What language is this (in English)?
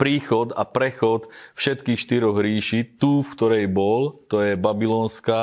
Slovak